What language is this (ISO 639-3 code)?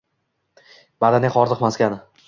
uzb